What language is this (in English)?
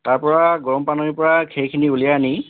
Assamese